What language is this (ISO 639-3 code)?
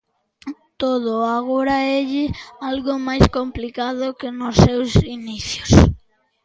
glg